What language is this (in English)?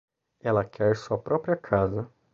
Portuguese